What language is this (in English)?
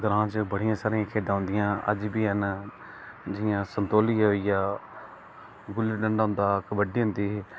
Dogri